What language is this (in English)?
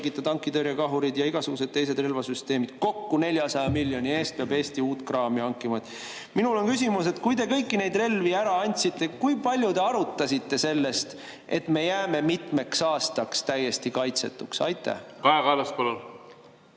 Estonian